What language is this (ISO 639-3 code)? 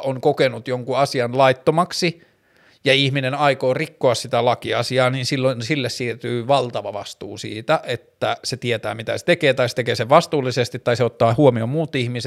fin